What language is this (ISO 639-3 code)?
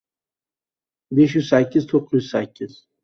uzb